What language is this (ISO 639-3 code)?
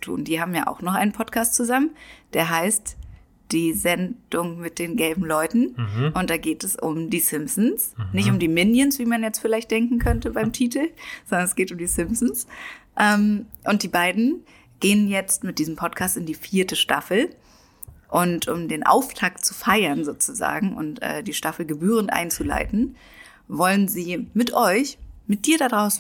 deu